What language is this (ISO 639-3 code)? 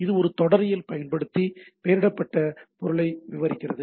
tam